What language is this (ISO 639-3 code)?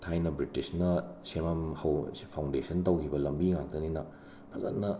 mni